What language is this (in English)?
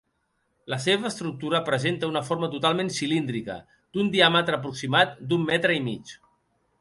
Catalan